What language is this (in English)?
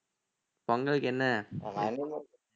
Tamil